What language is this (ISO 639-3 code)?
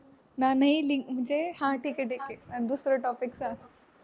mar